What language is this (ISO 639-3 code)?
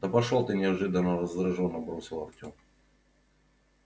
rus